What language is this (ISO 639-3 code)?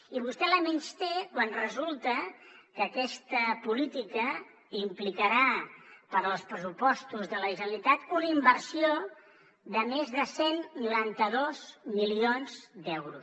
cat